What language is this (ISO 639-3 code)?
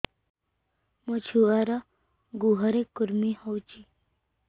ori